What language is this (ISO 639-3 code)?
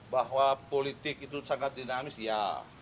ind